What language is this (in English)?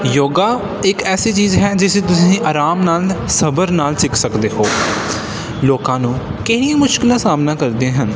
Punjabi